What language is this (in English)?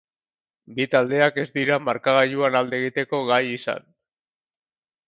Basque